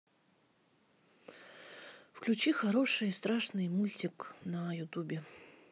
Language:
Russian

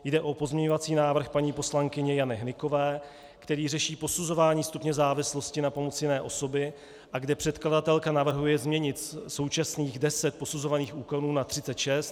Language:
Czech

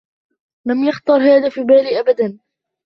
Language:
Arabic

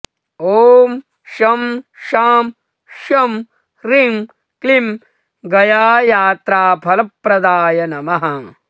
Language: Sanskrit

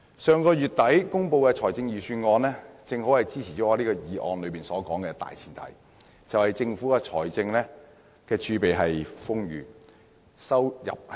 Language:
Cantonese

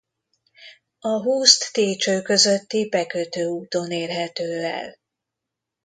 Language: Hungarian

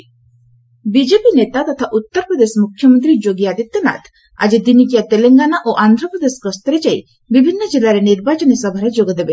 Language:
Odia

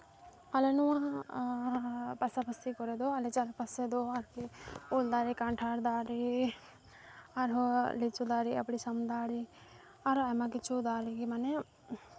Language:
Santali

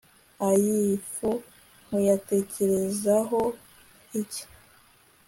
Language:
Kinyarwanda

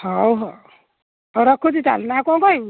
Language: Odia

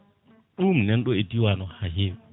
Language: Fula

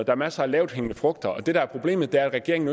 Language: Danish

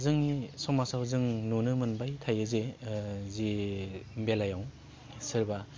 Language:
Bodo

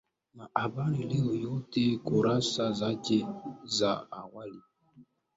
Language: Swahili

